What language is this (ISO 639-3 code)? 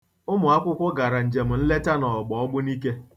ibo